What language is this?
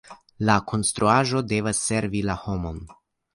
Esperanto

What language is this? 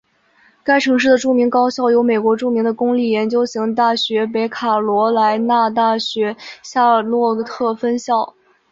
Chinese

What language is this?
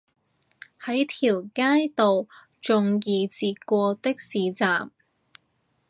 Cantonese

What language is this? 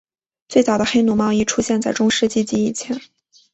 Chinese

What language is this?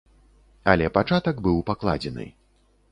Belarusian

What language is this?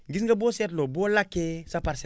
Wolof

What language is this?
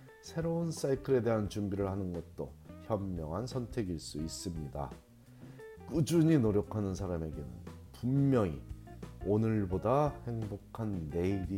Korean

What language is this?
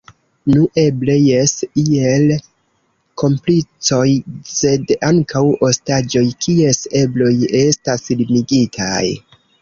Esperanto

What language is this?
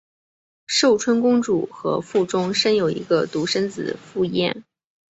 Chinese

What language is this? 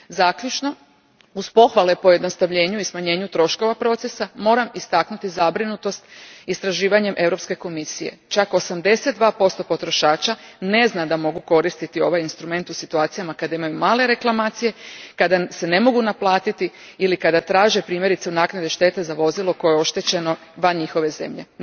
Croatian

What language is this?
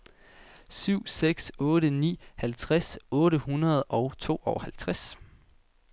Danish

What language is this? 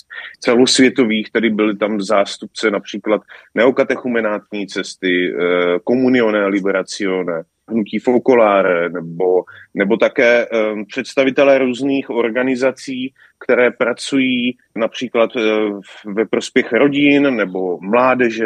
Czech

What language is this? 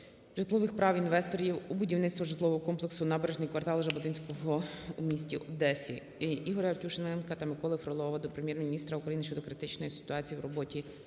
Ukrainian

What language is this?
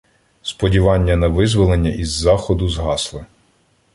Ukrainian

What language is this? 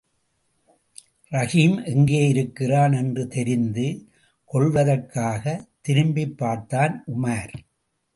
Tamil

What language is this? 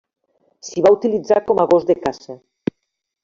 Catalan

